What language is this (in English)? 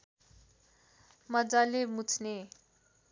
Nepali